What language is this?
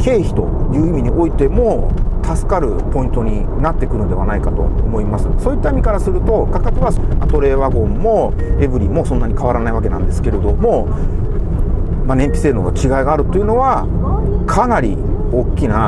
Japanese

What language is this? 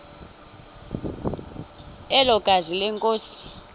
Xhosa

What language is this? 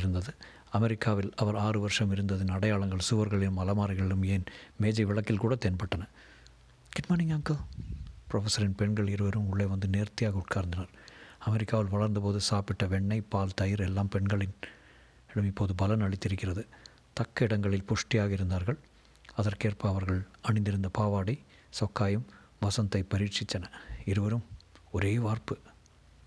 Tamil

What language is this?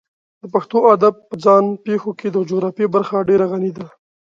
Pashto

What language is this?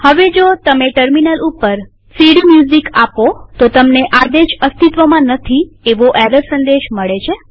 Gujarati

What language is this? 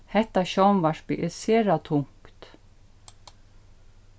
Faroese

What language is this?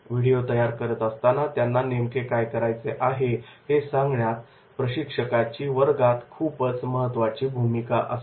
Marathi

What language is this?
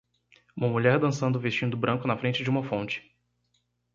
Portuguese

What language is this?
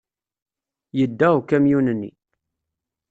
Kabyle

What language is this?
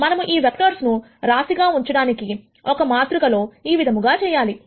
Telugu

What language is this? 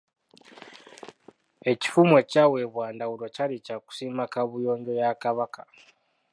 Ganda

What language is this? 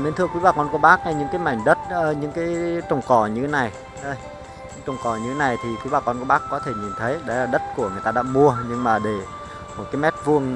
Vietnamese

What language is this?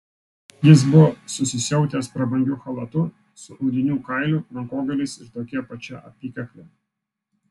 Lithuanian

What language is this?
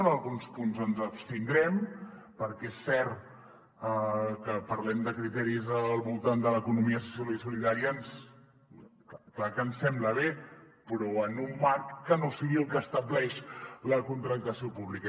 Catalan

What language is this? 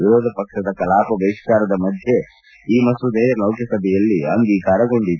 Kannada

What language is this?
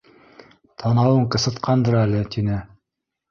Bashkir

